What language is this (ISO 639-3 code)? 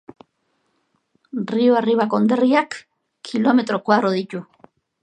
eus